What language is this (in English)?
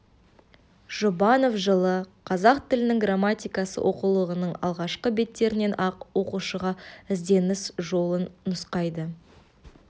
Kazakh